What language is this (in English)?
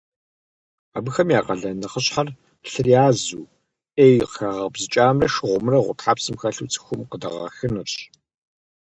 Kabardian